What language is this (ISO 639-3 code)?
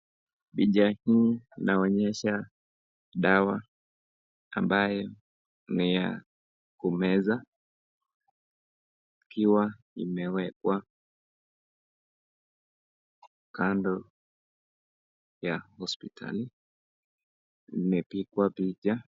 swa